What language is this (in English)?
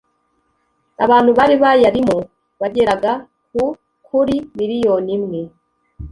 Kinyarwanda